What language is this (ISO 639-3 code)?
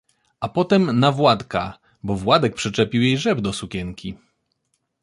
pol